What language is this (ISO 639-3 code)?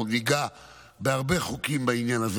heb